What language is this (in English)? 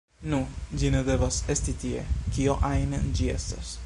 Esperanto